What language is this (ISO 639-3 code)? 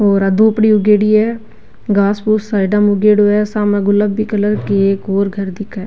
raj